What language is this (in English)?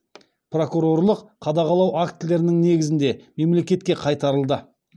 Kazakh